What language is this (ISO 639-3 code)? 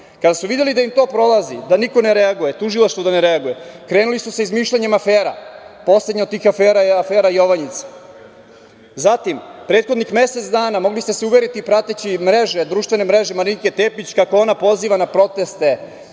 srp